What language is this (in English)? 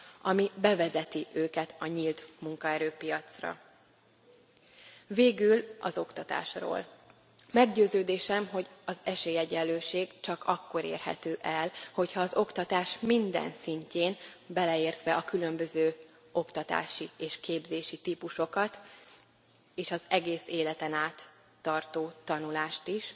Hungarian